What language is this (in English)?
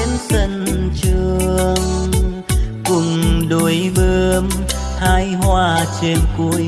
Vietnamese